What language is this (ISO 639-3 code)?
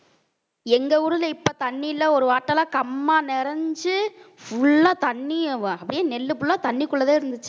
tam